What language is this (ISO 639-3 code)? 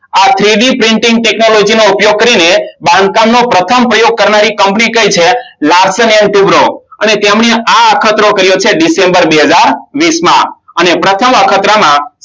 guj